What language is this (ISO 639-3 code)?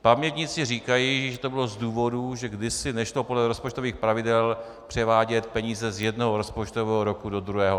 ces